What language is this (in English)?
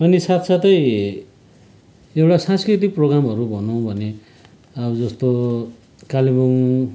Nepali